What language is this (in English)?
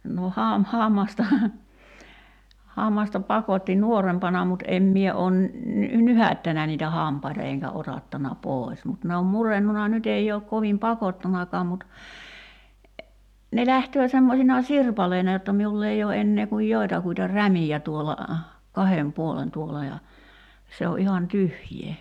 Finnish